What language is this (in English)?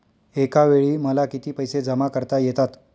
Marathi